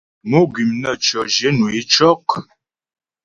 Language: Ghomala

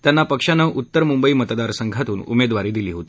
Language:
Marathi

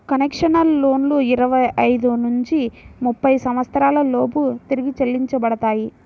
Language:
Telugu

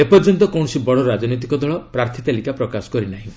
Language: Odia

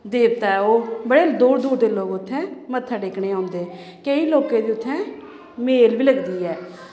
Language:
Dogri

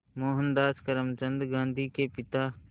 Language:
Hindi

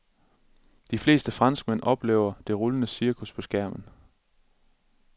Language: Danish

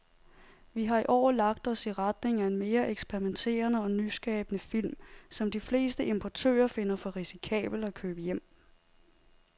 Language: Danish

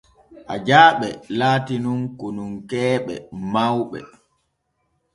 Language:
Borgu Fulfulde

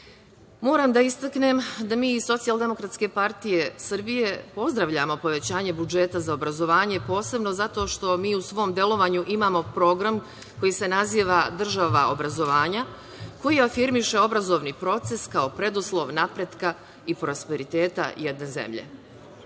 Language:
Serbian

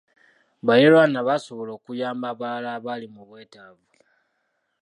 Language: Ganda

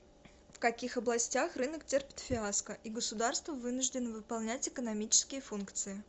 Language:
Russian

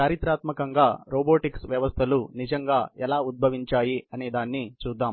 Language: Telugu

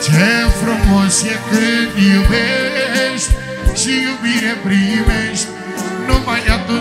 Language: Romanian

